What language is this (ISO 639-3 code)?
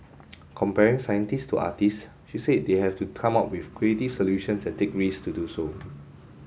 eng